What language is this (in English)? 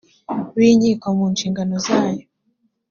Kinyarwanda